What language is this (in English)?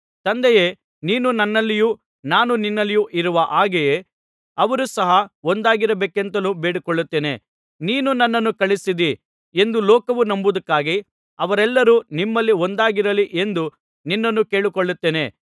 Kannada